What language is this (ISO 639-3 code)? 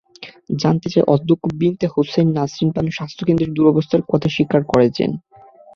ben